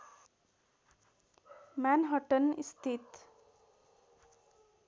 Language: Nepali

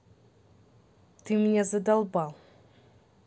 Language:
Russian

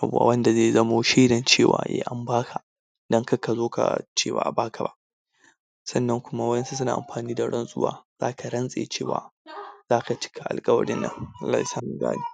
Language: Hausa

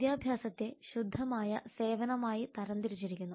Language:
Malayalam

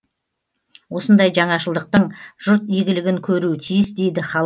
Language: Kazakh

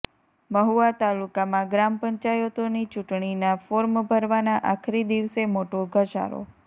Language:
Gujarati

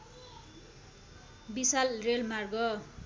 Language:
Nepali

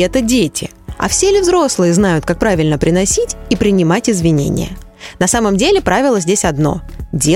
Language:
Russian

